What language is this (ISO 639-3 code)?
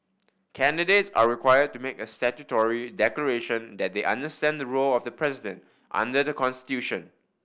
eng